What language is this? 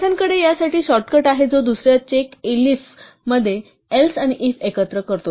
Marathi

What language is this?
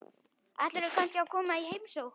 Icelandic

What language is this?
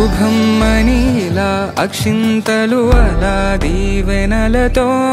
Malayalam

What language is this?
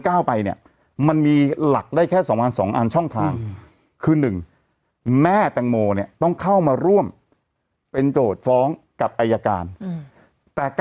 Thai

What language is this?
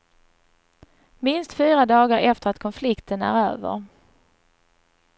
Swedish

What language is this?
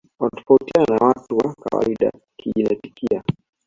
Swahili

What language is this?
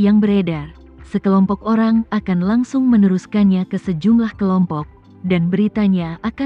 Indonesian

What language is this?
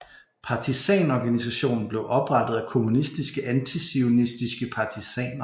Danish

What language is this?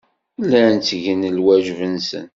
Kabyle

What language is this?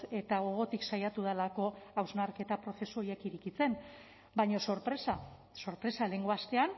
Basque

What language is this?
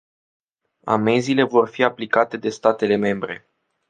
Romanian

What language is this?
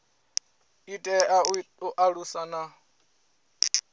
Venda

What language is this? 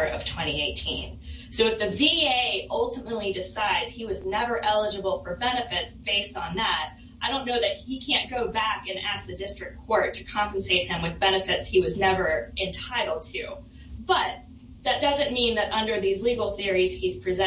English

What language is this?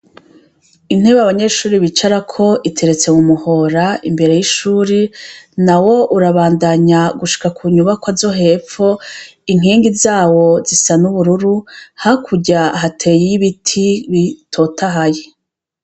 Rundi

